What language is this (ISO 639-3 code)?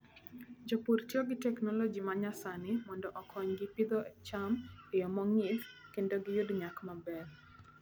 luo